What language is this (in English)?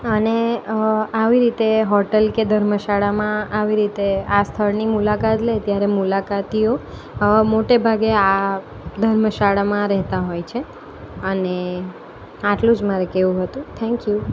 Gujarati